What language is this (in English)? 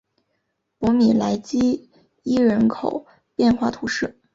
Chinese